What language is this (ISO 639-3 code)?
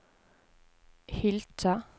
nor